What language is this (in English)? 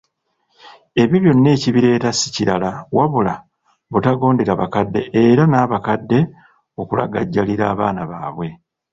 Ganda